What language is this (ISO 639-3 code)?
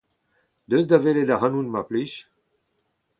bre